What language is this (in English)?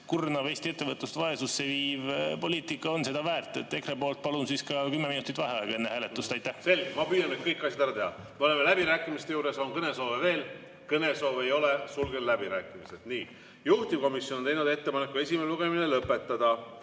Estonian